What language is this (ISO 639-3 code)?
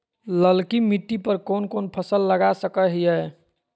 mag